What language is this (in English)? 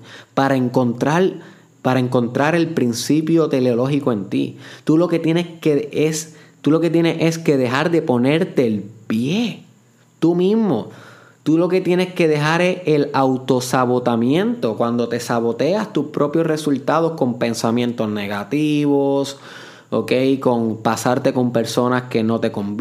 Spanish